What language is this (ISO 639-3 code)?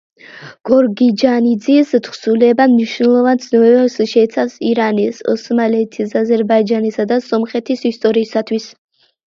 kat